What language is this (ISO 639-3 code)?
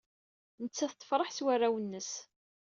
kab